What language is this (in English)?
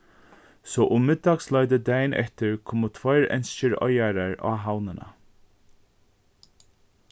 Faroese